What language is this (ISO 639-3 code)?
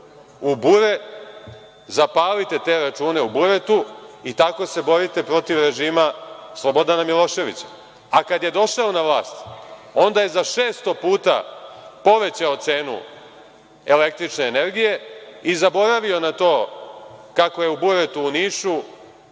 srp